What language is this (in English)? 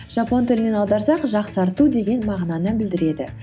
Kazakh